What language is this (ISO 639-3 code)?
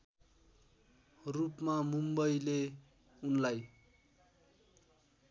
nep